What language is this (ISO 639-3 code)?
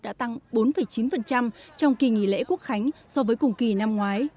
vie